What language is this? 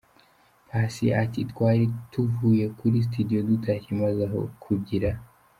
Kinyarwanda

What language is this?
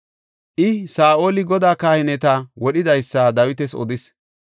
Gofa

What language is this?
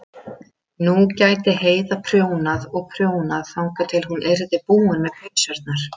Icelandic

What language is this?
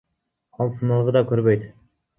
Kyrgyz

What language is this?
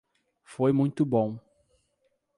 Portuguese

